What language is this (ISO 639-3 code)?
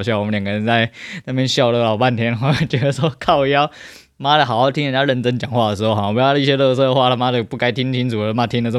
zho